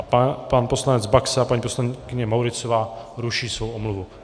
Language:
Czech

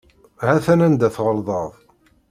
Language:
Kabyle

